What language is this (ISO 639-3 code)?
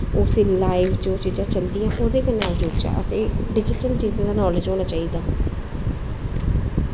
doi